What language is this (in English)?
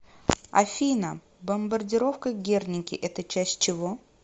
Russian